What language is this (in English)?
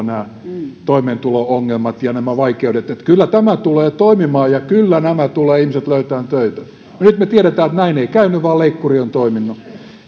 Finnish